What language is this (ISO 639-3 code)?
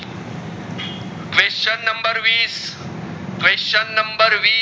guj